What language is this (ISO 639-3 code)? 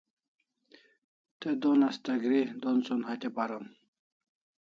kls